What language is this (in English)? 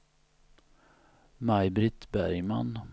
Swedish